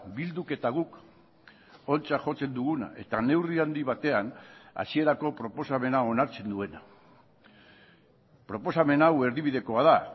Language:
Basque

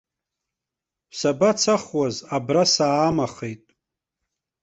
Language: Abkhazian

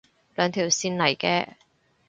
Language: Cantonese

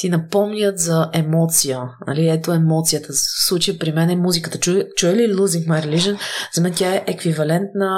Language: Bulgarian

